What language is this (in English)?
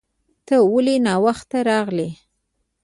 Pashto